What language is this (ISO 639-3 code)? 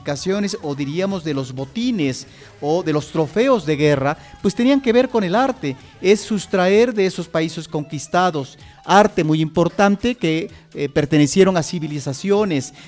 spa